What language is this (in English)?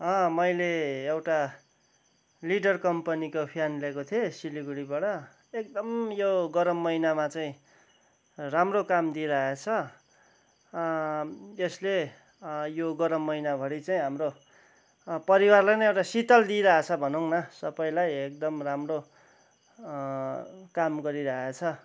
Nepali